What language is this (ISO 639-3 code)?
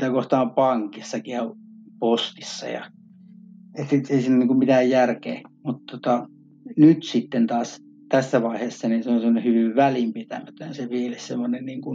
fin